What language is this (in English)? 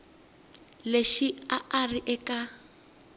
Tsonga